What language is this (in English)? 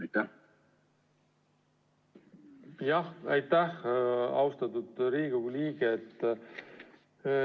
Estonian